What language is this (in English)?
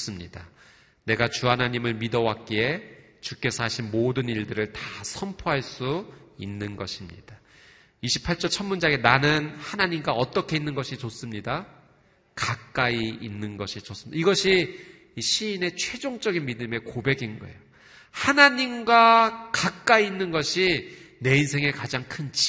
Korean